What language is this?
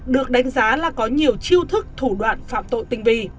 Vietnamese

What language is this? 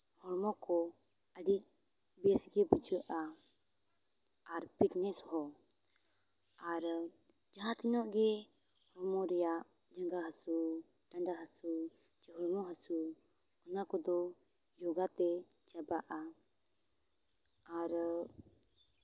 Santali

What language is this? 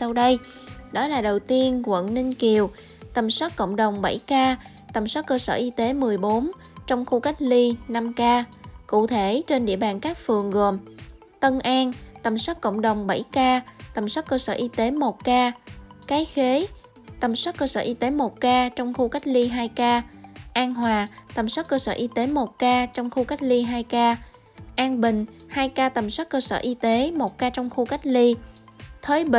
Vietnamese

